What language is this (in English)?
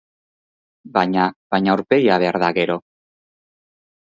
Basque